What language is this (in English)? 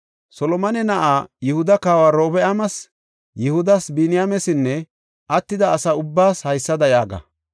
Gofa